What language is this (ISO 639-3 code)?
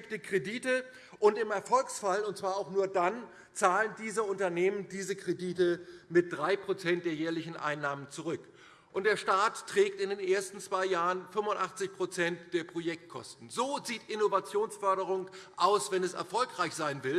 deu